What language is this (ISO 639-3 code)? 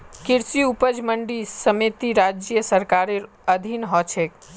mag